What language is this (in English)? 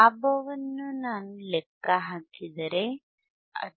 Kannada